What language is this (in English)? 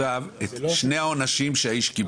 Hebrew